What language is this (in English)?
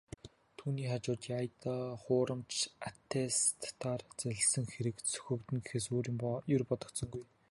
Mongolian